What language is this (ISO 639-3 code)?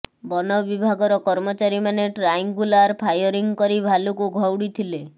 ori